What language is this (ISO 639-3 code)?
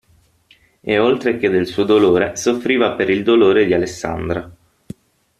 ita